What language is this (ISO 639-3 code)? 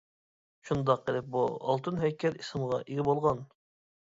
uig